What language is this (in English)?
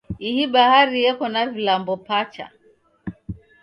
Taita